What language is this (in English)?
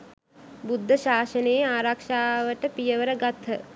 Sinhala